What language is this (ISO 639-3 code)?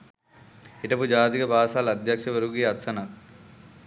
sin